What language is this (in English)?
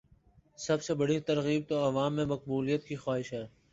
Urdu